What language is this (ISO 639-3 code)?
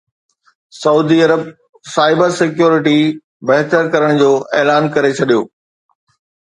snd